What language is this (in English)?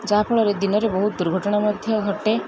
Odia